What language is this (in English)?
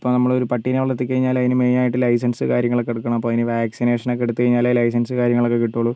Malayalam